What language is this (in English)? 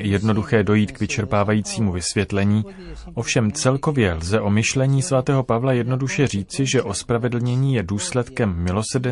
Czech